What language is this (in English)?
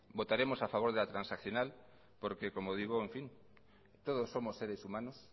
Spanish